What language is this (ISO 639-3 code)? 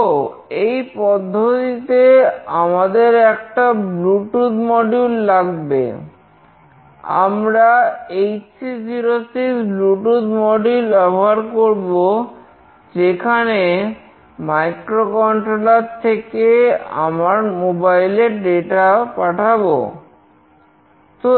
ben